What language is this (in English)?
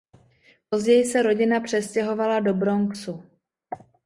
Czech